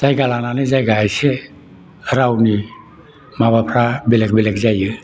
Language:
Bodo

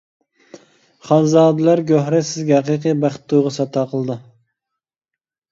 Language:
Uyghur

